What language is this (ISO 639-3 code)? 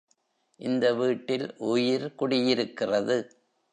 tam